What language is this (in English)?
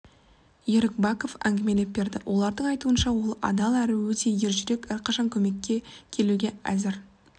Kazakh